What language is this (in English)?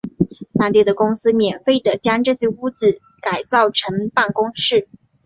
Chinese